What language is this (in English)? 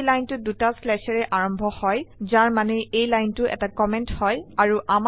Assamese